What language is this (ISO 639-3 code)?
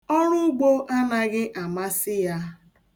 ibo